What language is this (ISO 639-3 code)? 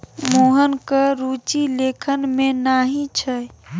mai